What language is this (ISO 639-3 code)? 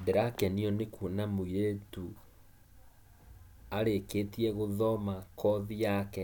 kik